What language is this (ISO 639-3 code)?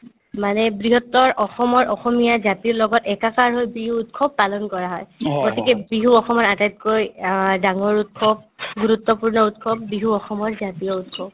asm